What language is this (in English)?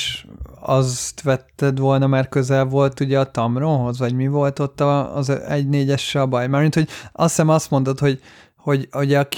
Hungarian